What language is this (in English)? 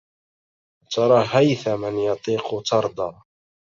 Arabic